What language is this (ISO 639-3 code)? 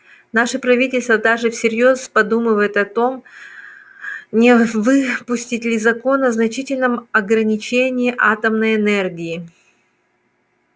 rus